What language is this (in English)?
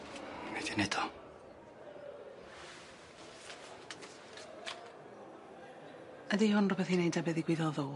Welsh